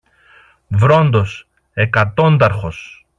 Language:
Greek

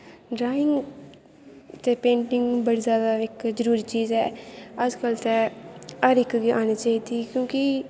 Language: Dogri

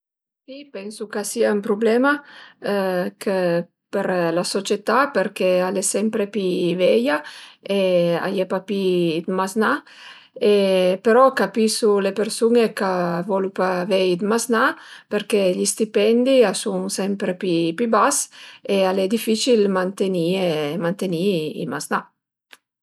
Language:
Piedmontese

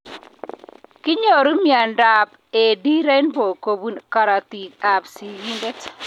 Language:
Kalenjin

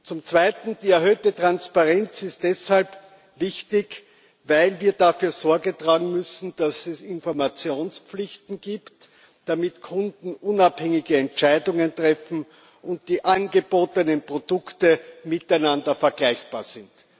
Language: German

